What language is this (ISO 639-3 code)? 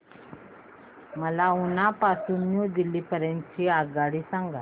mar